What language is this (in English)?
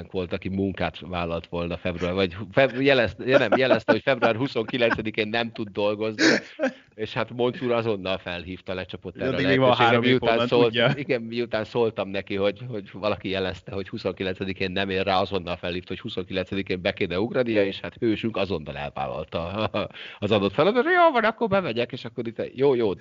Hungarian